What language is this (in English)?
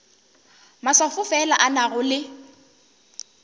Northern Sotho